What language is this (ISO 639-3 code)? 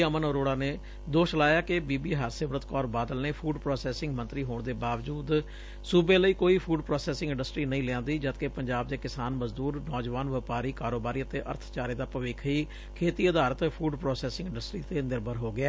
pan